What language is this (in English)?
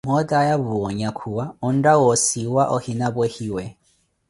Koti